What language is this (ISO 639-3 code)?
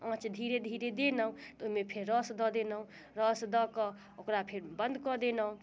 mai